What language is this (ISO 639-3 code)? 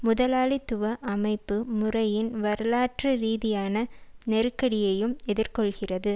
tam